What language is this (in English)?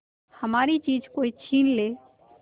Hindi